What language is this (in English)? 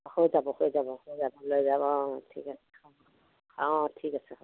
Assamese